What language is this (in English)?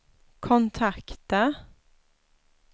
Swedish